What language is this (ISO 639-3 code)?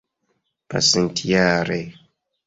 epo